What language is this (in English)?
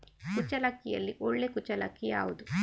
Kannada